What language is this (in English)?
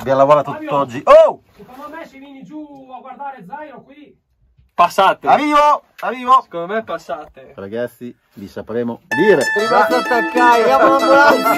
Italian